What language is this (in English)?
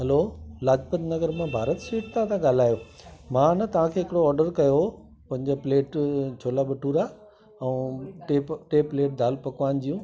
Sindhi